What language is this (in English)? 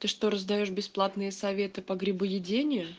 Russian